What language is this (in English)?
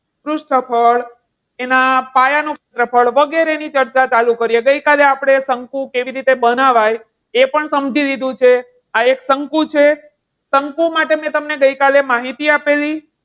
Gujarati